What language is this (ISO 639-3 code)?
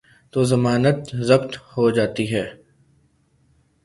urd